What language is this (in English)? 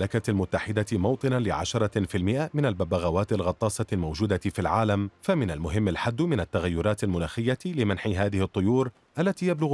Arabic